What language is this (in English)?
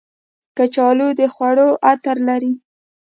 Pashto